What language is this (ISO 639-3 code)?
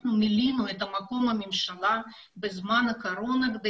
heb